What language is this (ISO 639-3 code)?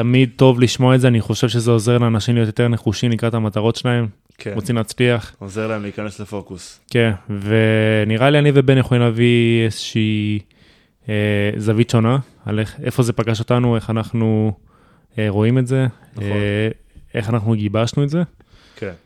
heb